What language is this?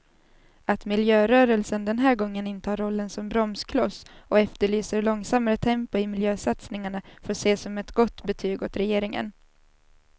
Swedish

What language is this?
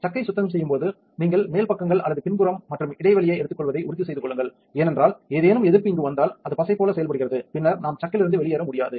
Tamil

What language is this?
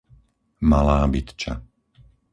Slovak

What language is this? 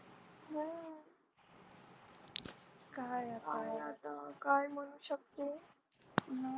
Marathi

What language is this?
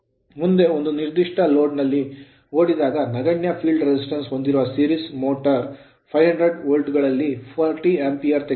Kannada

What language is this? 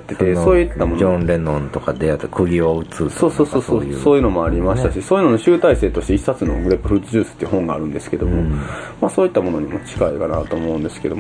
Japanese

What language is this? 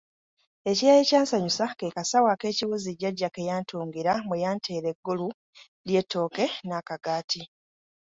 Ganda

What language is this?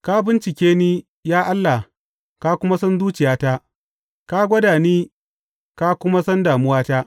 Hausa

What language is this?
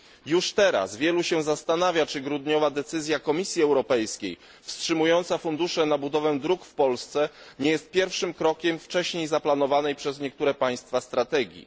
Polish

